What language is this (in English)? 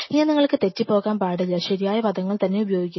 Malayalam